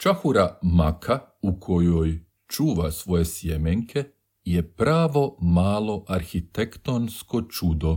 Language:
Croatian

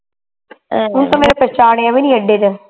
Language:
Punjabi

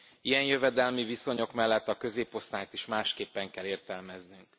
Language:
Hungarian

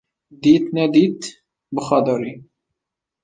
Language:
Kurdish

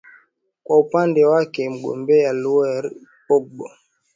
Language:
Swahili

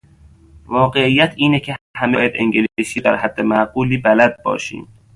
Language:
Persian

